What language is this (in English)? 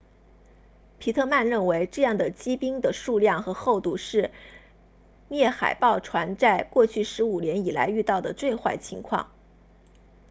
Chinese